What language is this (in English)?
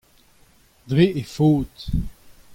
Breton